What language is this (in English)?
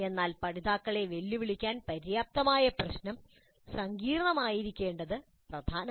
Malayalam